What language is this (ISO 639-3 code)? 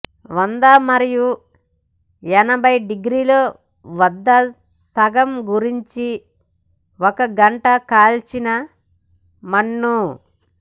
tel